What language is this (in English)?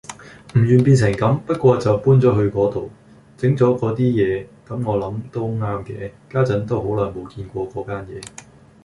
Cantonese